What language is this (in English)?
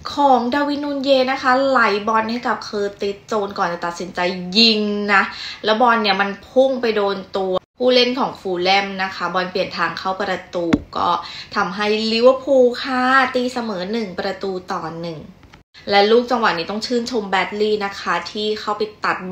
Thai